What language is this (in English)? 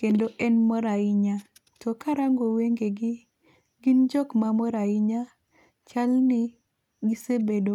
Luo (Kenya and Tanzania)